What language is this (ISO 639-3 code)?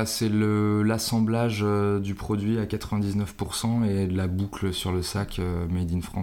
fra